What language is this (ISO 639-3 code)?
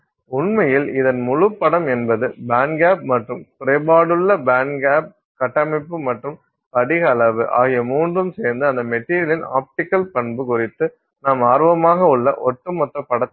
tam